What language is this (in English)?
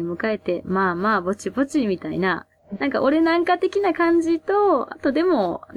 Japanese